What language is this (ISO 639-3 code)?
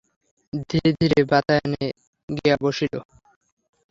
ben